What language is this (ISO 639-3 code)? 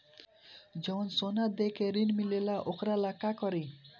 bho